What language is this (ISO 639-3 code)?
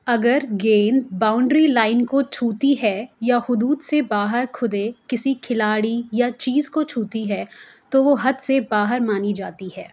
urd